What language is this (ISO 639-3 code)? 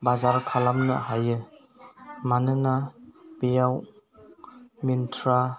brx